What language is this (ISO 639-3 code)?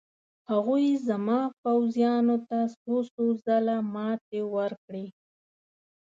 pus